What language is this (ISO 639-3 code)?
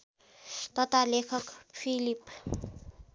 nep